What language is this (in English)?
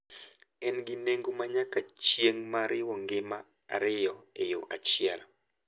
Luo (Kenya and Tanzania)